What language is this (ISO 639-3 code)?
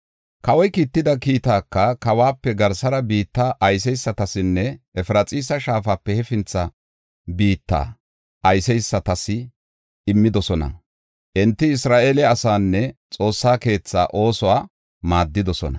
gof